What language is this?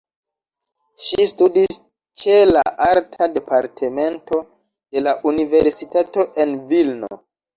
Esperanto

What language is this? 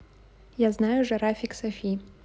Russian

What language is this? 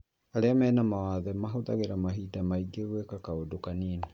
Kikuyu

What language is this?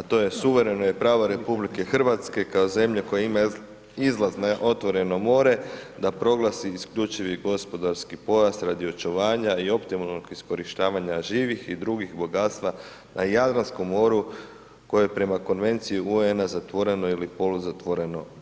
Croatian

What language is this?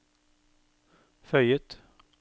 Norwegian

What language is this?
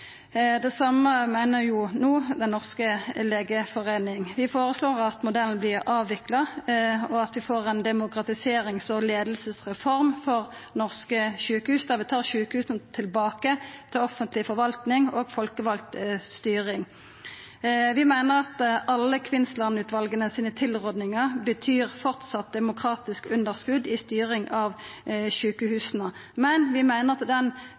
Norwegian Nynorsk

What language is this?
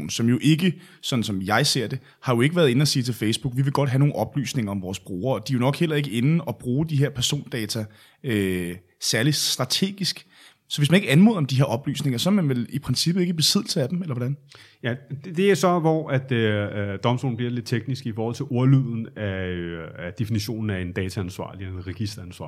Danish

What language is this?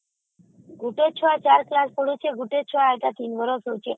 Odia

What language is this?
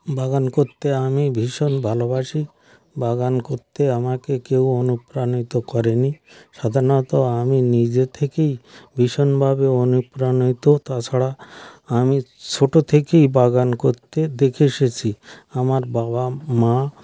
Bangla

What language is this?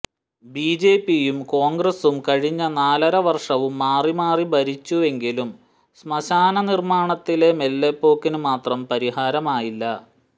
Malayalam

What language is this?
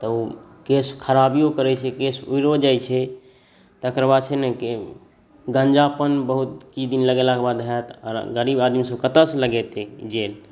Maithili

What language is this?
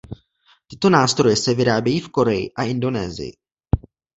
Czech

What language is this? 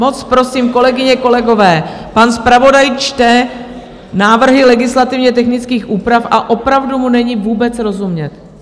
Czech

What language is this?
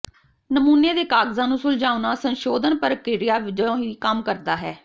Punjabi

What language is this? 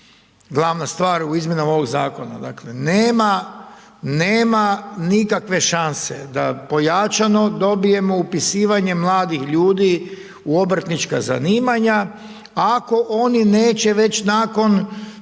Croatian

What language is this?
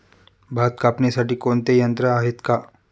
Marathi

